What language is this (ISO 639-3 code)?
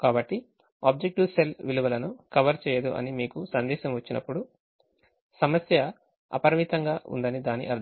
tel